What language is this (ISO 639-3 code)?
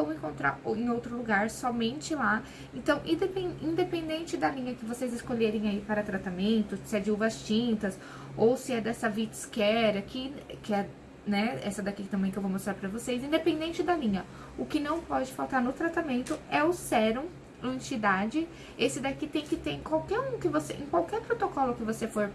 por